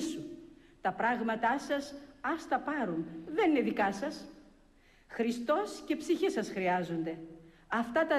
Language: Greek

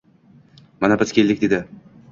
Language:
Uzbek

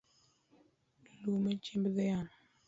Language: Luo (Kenya and Tanzania)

